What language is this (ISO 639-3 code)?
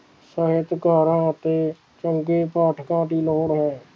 pan